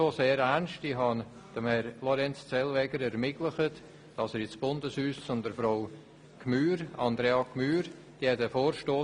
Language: Swiss German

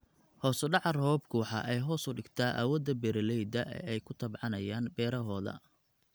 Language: Somali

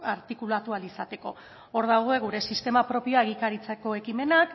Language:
Basque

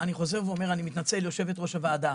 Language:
Hebrew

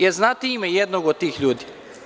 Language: Serbian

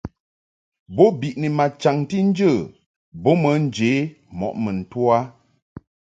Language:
Mungaka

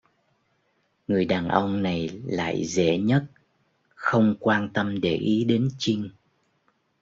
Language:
Vietnamese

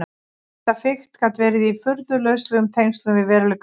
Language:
Icelandic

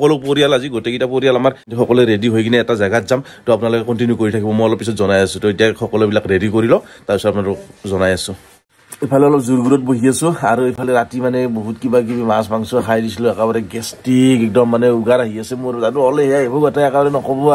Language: Indonesian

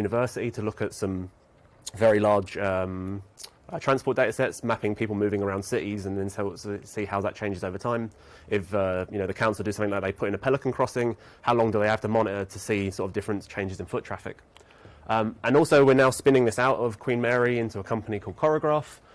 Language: English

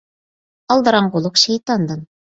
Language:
Uyghur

